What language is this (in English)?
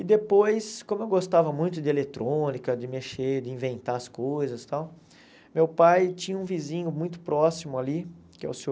Portuguese